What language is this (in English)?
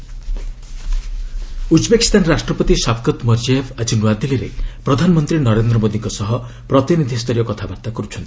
Odia